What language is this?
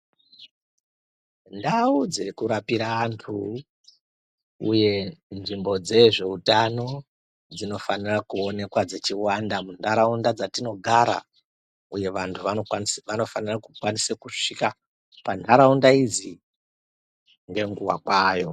Ndau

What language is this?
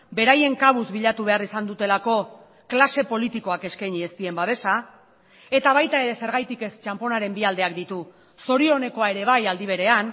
Basque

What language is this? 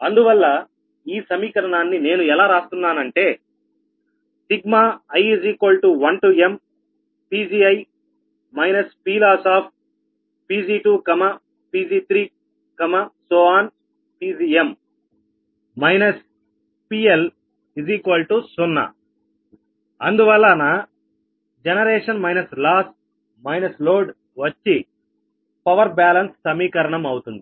Telugu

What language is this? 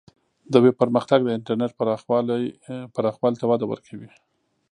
Pashto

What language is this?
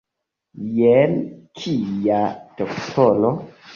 Esperanto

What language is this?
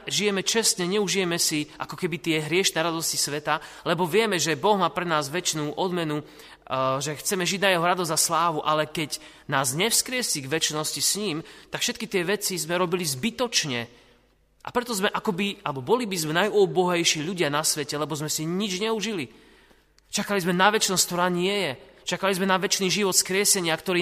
Slovak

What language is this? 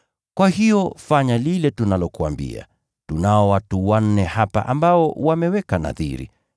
Swahili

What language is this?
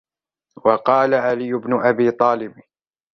Arabic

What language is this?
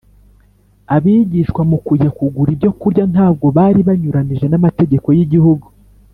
Kinyarwanda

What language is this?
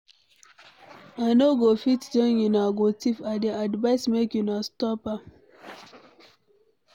Nigerian Pidgin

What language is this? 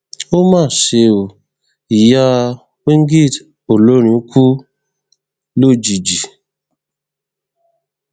Yoruba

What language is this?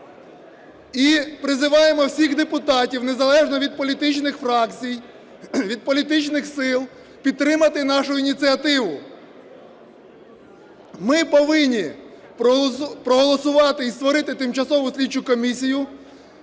Ukrainian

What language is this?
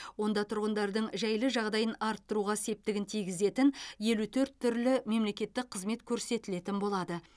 Kazakh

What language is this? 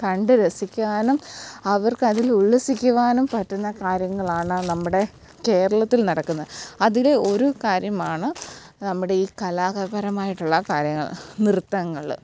Malayalam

